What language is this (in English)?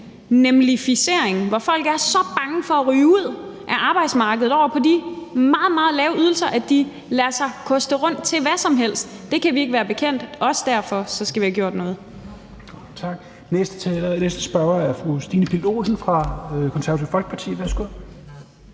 Danish